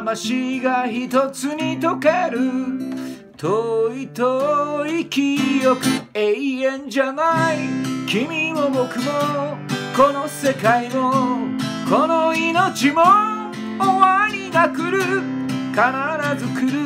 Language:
Japanese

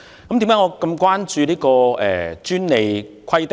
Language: Cantonese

